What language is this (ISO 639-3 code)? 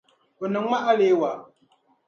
dag